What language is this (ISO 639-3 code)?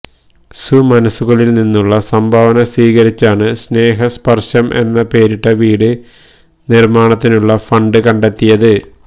mal